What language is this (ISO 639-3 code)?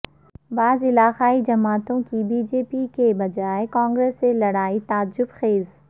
urd